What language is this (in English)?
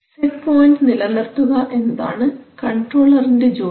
Malayalam